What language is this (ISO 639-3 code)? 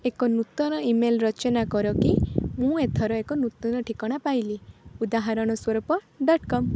ori